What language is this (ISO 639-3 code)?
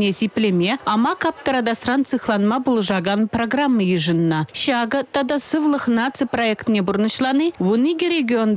rus